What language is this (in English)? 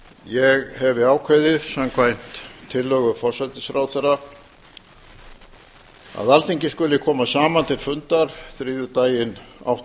Icelandic